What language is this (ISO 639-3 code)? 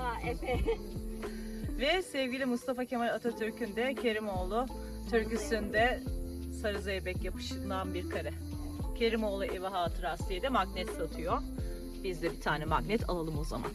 tur